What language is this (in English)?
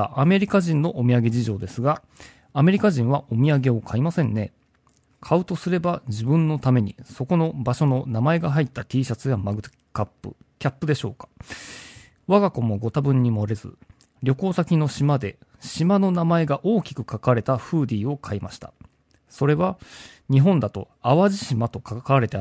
Japanese